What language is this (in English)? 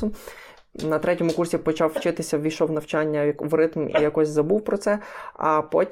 Ukrainian